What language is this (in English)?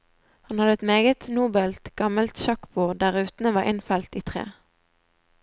Norwegian